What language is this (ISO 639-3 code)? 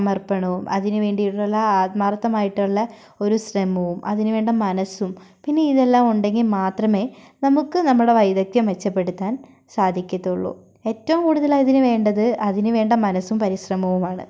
mal